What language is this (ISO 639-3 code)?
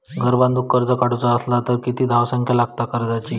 mar